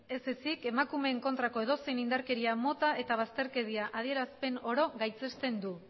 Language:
Basque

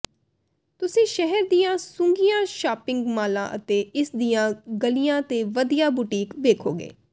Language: Punjabi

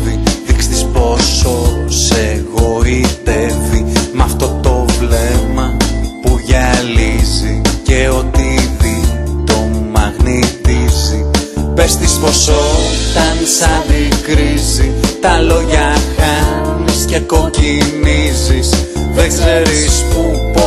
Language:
Greek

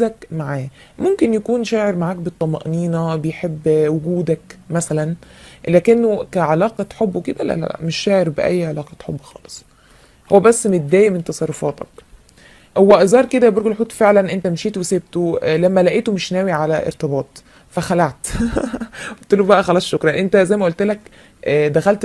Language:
Arabic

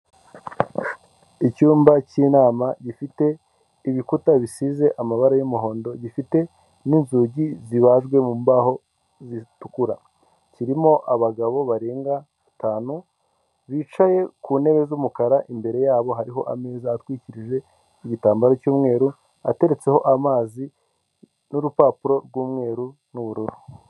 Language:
Kinyarwanda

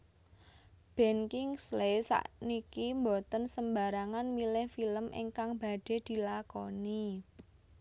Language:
Javanese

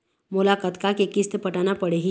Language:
Chhattisgarhi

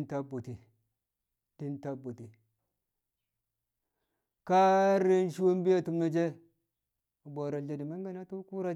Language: Kamo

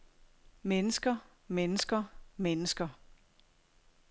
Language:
Danish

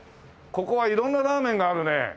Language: Japanese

